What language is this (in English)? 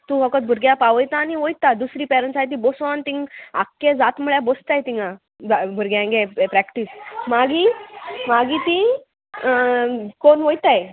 Konkani